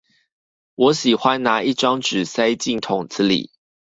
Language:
Chinese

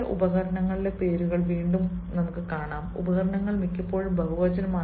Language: Malayalam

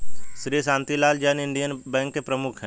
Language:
Hindi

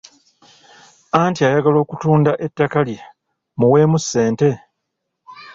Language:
Ganda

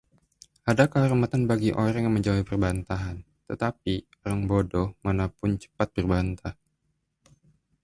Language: Indonesian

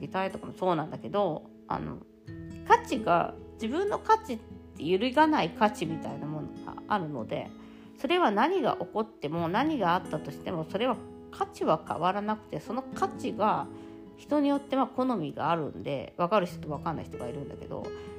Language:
Japanese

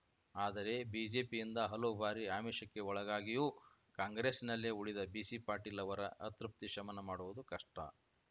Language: Kannada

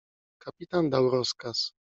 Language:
Polish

